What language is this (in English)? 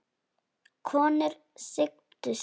Icelandic